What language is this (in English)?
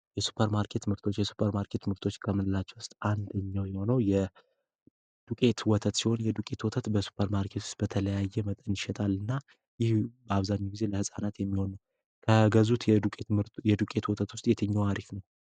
Amharic